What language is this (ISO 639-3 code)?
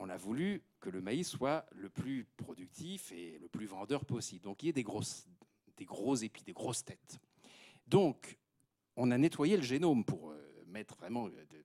fra